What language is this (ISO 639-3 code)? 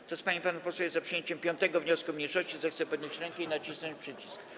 pol